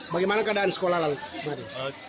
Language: Indonesian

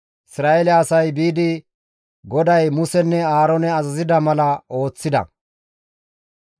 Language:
Gamo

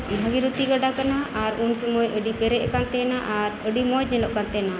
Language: Santali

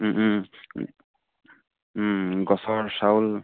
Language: Assamese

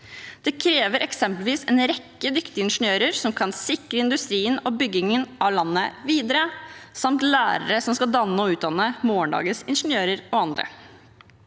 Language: Norwegian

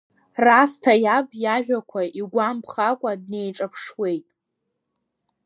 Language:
Abkhazian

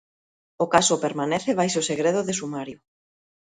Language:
Galician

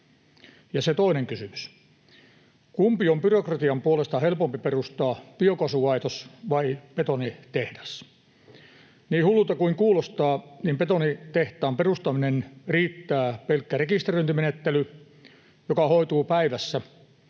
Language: Finnish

